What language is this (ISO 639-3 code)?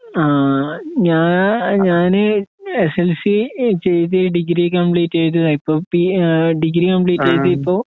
mal